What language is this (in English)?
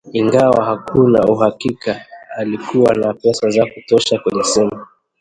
Swahili